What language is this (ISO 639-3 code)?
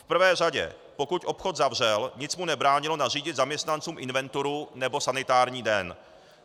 ces